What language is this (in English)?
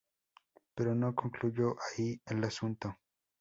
Spanish